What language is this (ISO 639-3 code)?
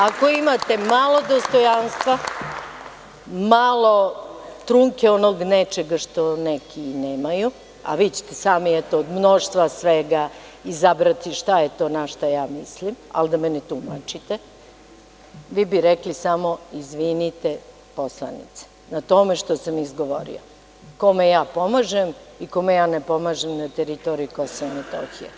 srp